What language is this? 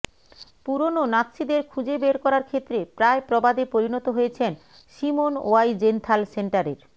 Bangla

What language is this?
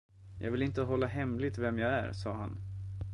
Swedish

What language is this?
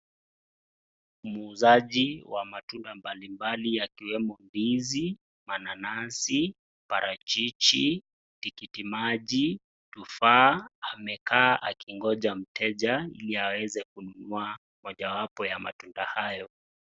Swahili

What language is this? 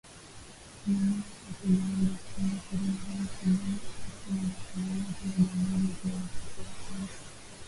Swahili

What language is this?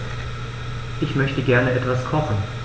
German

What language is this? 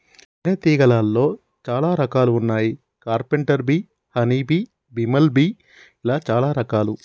Telugu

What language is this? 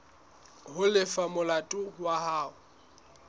Southern Sotho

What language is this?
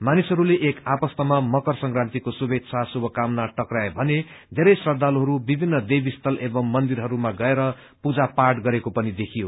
Nepali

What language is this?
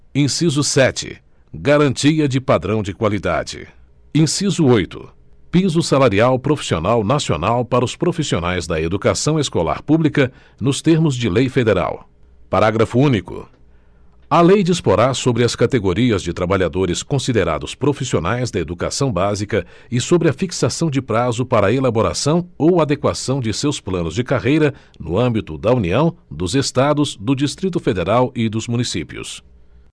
Portuguese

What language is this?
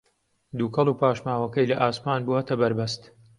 Central Kurdish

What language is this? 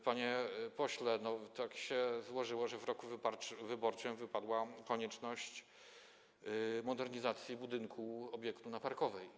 Polish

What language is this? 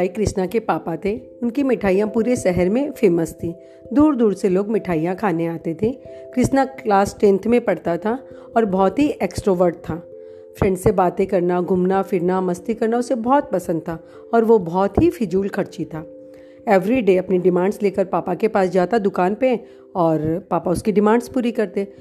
Hindi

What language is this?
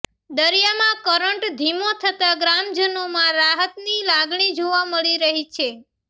Gujarati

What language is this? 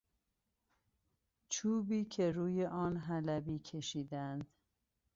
Persian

